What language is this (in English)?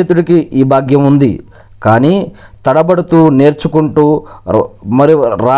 Telugu